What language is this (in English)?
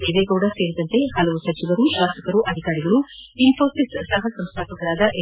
Kannada